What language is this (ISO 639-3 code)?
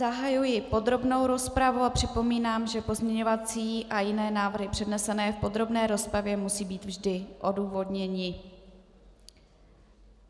ces